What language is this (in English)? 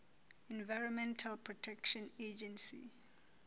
Southern Sotho